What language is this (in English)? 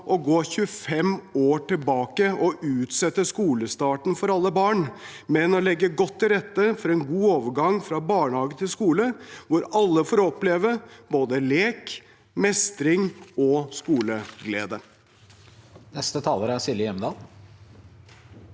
Norwegian